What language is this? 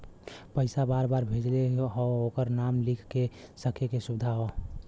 Bhojpuri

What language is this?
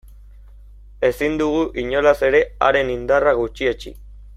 Basque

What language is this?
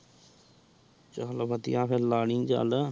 Punjabi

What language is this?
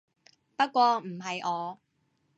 Cantonese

